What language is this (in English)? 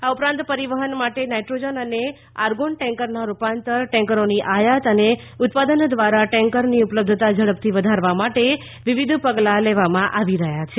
Gujarati